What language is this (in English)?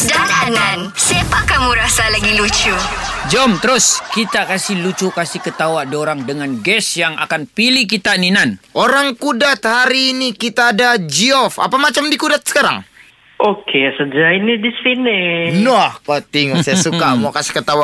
Malay